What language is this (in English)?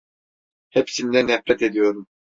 Turkish